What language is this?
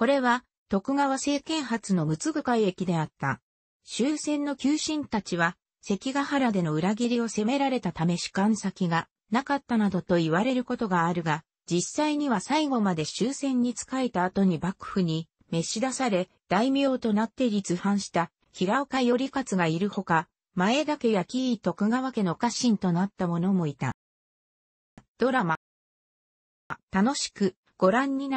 Japanese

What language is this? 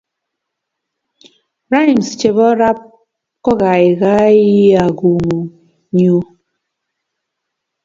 Kalenjin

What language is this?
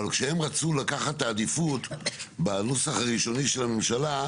Hebrew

